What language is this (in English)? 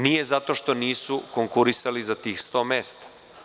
Serbian